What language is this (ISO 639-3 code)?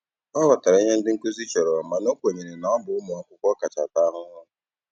ibo